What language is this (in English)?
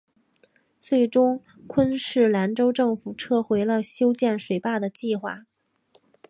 Chinese